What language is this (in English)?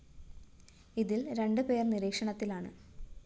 Malayalam